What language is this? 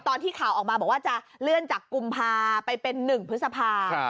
Thai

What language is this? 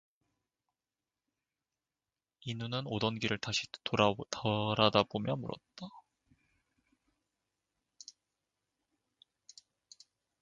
Korean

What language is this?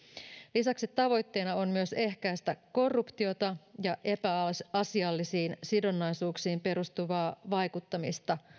Finnish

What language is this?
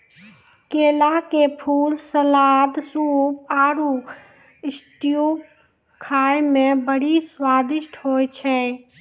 Maithili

